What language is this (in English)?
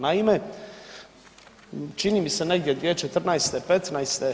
Croatian